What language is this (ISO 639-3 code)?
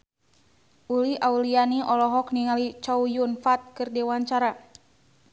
sun